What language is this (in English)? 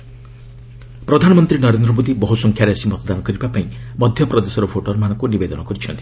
Odia